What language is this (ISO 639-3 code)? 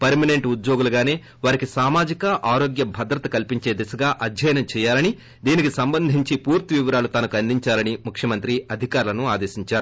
tel